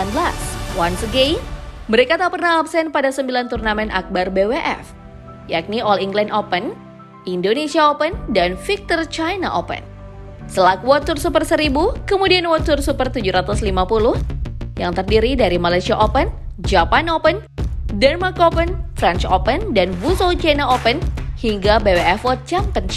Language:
Indonesian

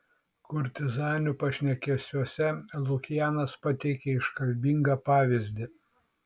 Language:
Lithuanian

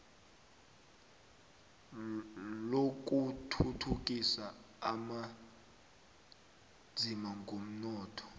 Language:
South Ndebele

